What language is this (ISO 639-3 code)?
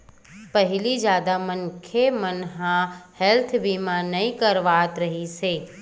hne